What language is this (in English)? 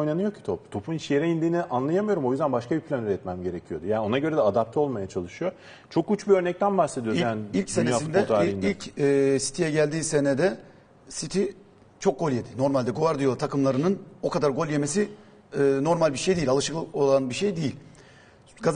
Turkish